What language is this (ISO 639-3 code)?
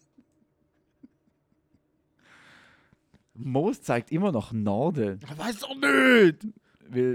deu